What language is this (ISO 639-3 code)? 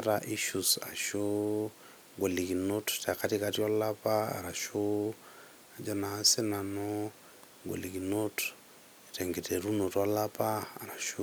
mas